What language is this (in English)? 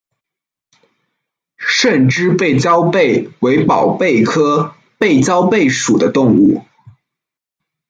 Chinese